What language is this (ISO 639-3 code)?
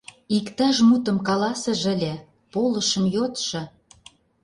chm